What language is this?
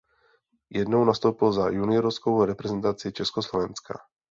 Czech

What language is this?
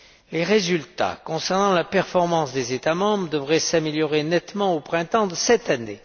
French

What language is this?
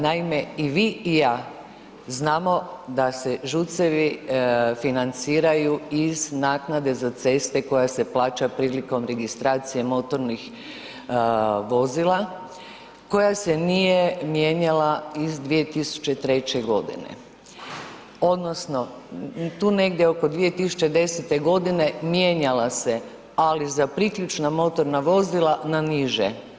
Croatian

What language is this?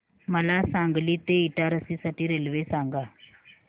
Marathi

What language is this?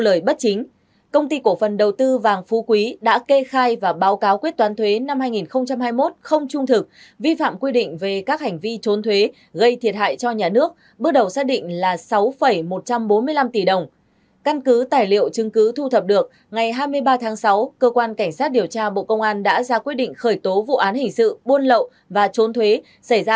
Vietnamese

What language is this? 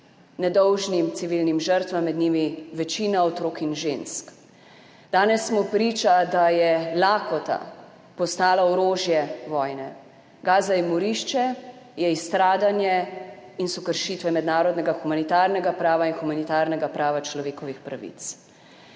Slovenian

